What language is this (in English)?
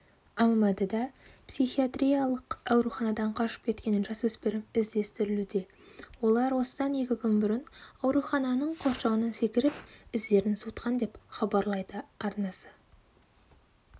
Kazakh